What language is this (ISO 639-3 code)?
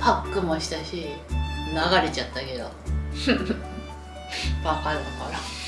jpn